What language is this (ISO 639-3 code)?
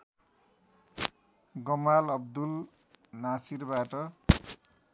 nep